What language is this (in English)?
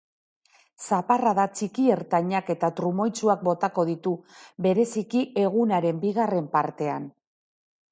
Basque